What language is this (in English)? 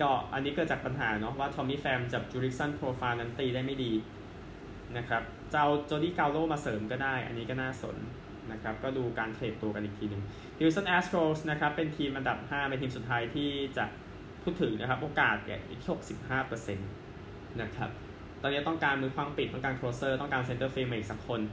Thai